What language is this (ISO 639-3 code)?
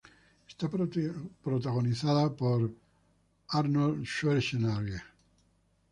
spa